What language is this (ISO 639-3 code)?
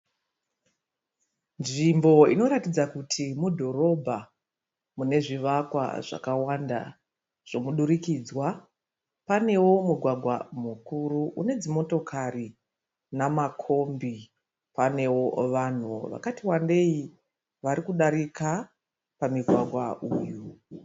sna